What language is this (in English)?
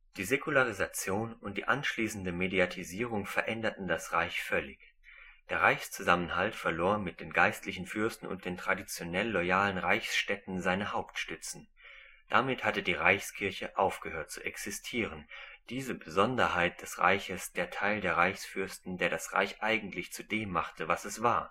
German